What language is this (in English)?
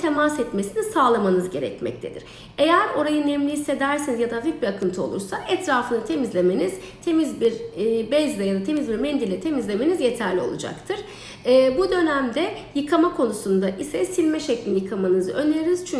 Turkish